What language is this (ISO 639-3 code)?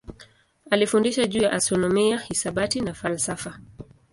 swa